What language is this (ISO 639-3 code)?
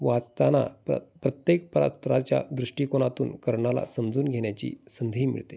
mar